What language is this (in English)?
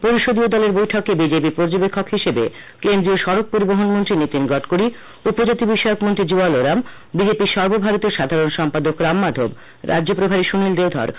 Bangla